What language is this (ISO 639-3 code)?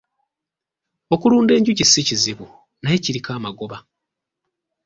lug